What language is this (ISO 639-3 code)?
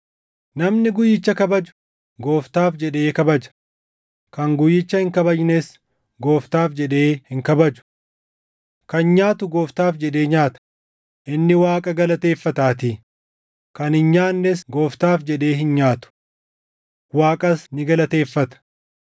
orm